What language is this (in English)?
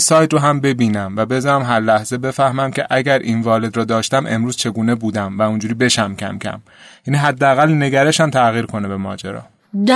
Persian